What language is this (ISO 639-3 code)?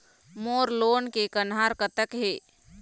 hne